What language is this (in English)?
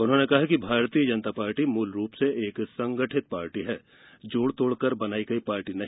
Hindi